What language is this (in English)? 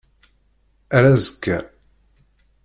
Kabyle